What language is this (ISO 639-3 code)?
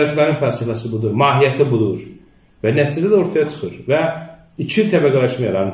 tur